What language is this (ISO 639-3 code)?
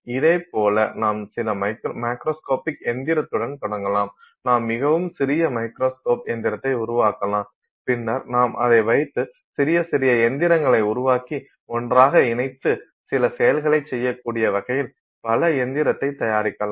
tam